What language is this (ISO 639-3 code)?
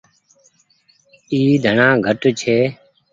gig